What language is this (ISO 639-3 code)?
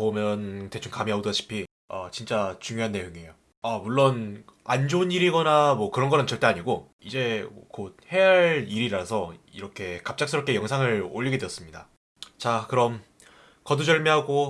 kor